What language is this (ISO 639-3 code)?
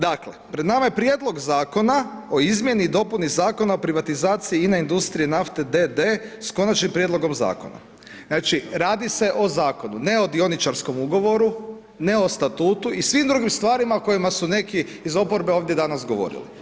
hrv